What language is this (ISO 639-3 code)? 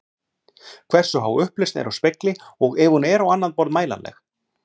isl